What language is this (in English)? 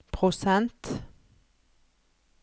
Norwegian